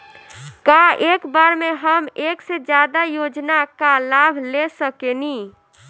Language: Bhojpuri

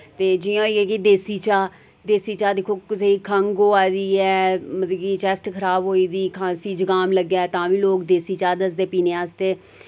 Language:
Dogri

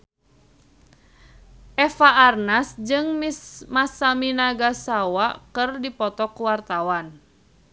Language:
Sundanese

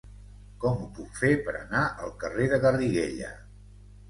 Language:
Catalan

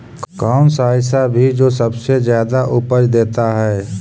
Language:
Magahi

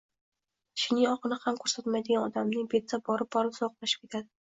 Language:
Uzbek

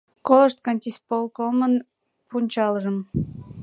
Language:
Mari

